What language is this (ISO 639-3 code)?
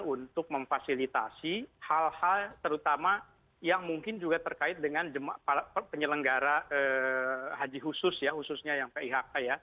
ind